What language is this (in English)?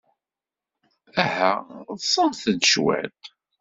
Kabyle